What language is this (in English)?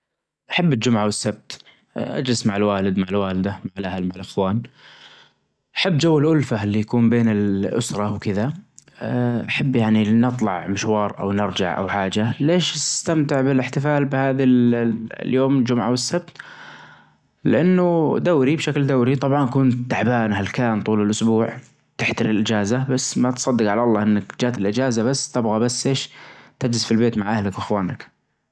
Najdi Arabic